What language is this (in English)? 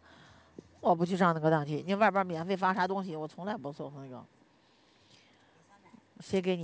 Chinese